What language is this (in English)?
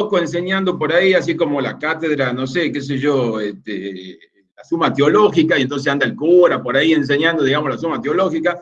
Spanish